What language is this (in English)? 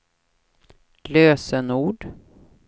Swedish